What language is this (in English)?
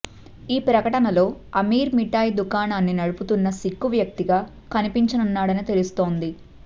Telugu